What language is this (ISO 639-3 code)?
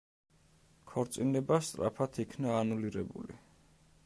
kat